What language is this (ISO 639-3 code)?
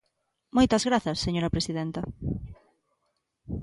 glg